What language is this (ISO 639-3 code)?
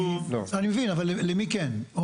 heb